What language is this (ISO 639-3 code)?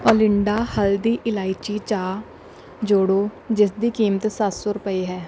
pan